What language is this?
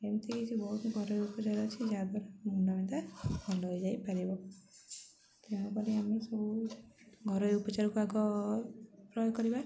Odia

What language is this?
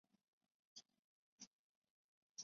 Chinese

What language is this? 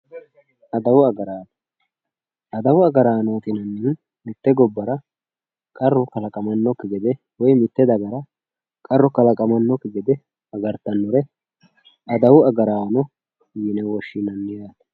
Sidamo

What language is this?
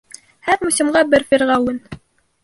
Bashkir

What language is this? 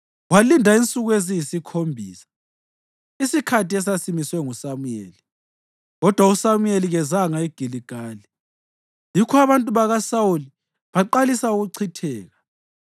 North Ndebele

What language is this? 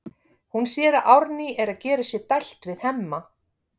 Icelandic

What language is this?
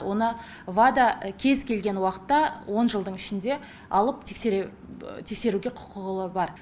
Kazakh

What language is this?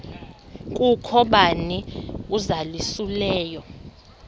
Xhosa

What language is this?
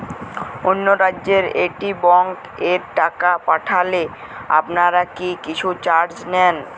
Bangla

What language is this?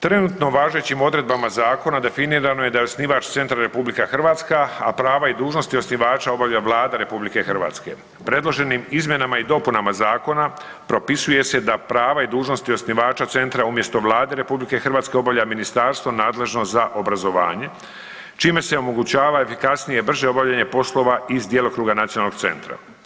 Croatian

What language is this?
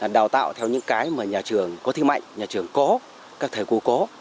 Vietnamese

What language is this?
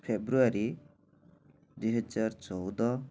Odia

